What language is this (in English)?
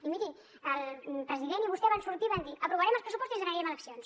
Catalan